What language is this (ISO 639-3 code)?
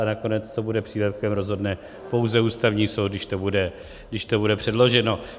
ces